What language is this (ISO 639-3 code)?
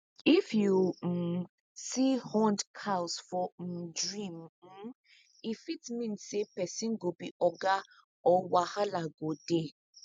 pcm